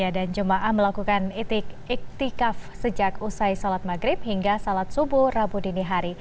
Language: Indonesian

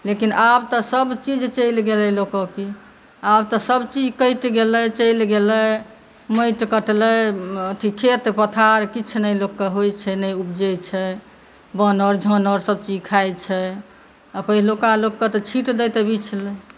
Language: Maithili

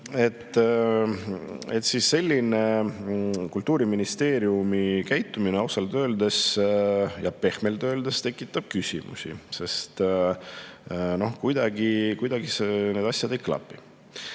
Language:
Estonian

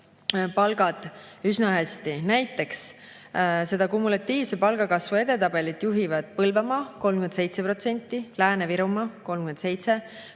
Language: Estonian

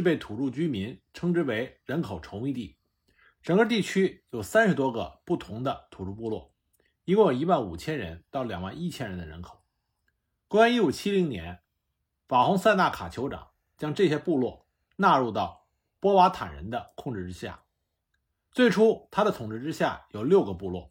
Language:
Chinese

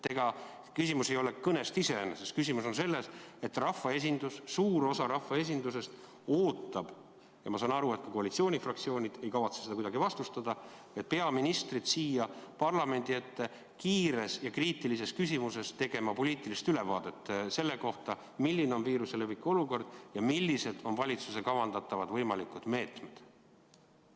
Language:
Estonian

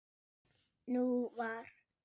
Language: Icelandic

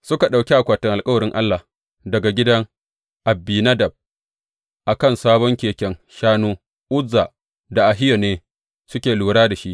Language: Hausa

